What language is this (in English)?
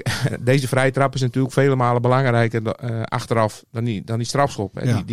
Dutch